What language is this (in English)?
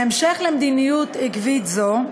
Hebrew